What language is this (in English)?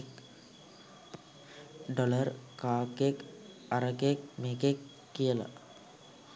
Sinhala